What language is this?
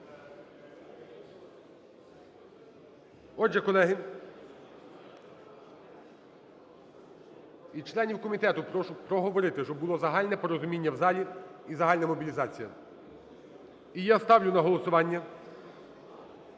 Ukrainian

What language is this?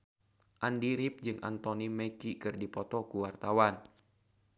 Sundanese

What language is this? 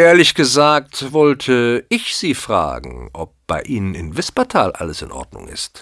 German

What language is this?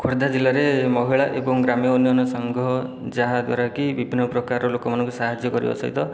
Odia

